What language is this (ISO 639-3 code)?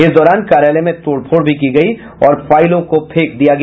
hin